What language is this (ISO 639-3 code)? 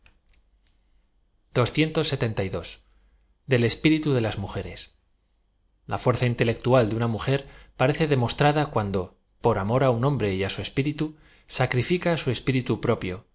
spa